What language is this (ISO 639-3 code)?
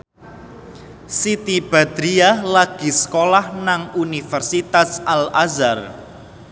jav